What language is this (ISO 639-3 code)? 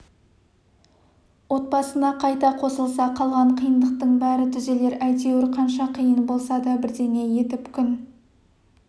kaz